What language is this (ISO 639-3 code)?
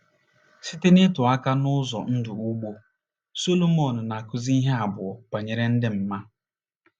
ibo